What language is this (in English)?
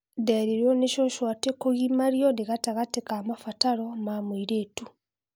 Kikuyu